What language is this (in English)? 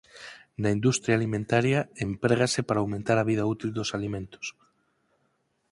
Galician